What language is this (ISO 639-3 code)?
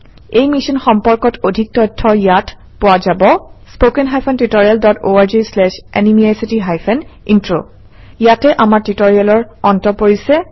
asm